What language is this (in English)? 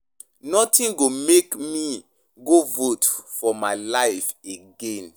Nigerian Pidgin